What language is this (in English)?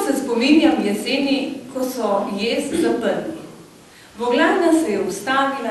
Ukrainian